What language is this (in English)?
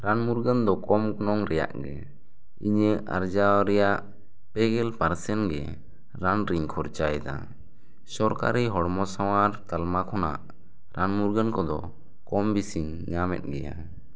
Santali